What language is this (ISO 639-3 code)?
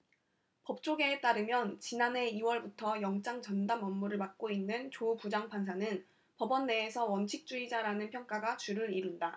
kor